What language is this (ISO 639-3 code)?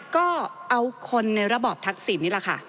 tha